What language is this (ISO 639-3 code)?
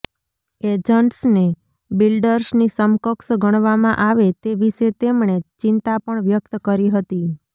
guj